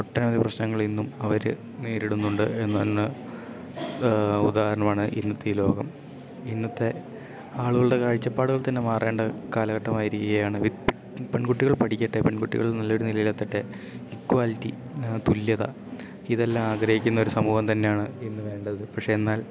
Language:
Malayalam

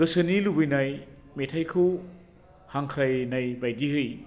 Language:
Bodo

